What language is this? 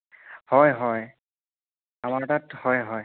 Assamese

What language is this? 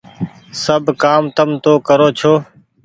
Goaria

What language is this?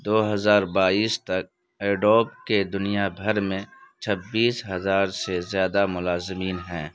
Urdu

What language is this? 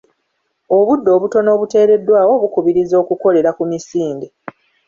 Ganda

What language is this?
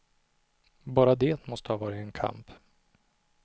Swedish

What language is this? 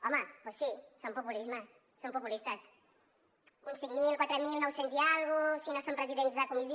Catalan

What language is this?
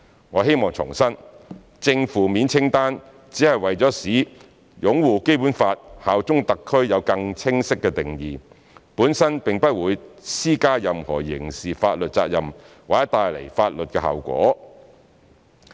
Cantonese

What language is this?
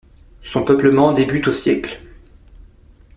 French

